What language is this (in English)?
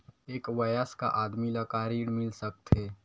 Chhattisgarhi